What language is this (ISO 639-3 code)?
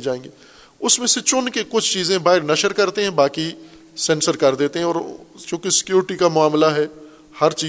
urd